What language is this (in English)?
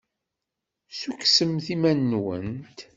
Kabyle